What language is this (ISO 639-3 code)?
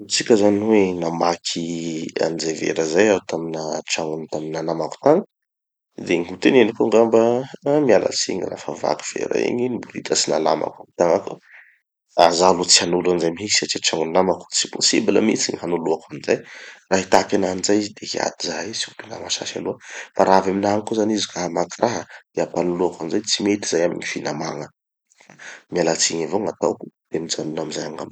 txy